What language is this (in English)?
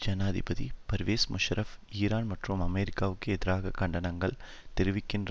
Tamil